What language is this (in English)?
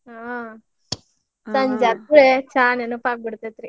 Kannada